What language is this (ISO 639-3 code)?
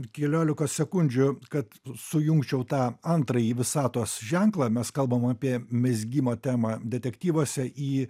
lit